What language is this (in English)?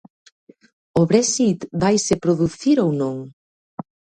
Galician